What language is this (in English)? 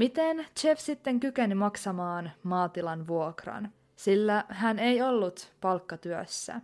Finnish